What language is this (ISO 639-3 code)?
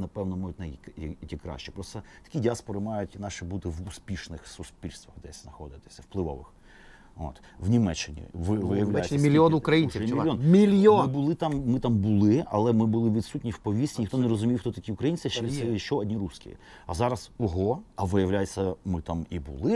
ukr